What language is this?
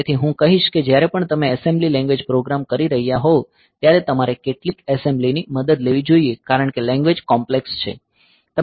Gujarati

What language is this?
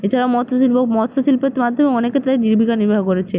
Bangla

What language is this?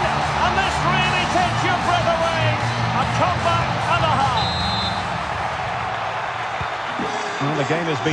English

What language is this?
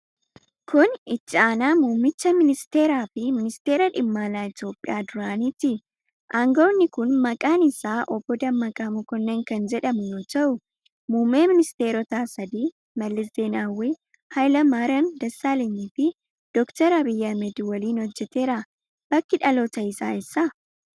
Oromo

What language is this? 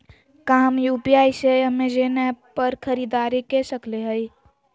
Magahi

